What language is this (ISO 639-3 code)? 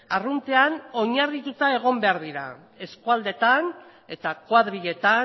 eus